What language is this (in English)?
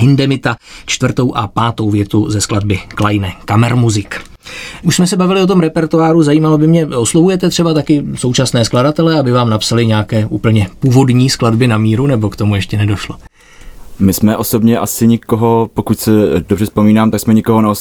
Czech